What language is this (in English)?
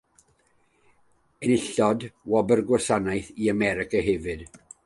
Welsh